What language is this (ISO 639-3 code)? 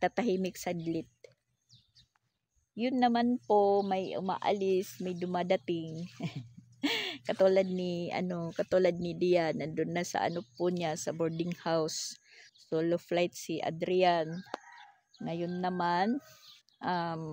fil